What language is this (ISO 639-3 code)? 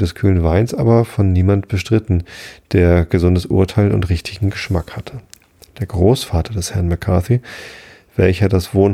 deu